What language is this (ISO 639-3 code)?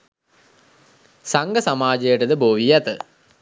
sin